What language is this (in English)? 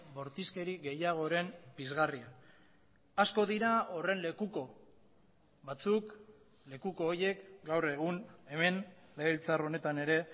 Basque